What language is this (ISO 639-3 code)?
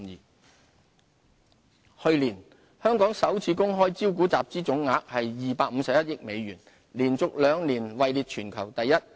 yue